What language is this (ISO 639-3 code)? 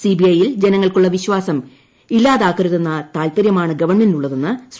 mal